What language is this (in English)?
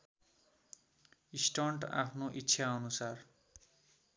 Nepali